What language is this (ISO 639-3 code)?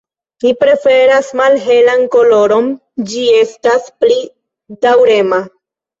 epo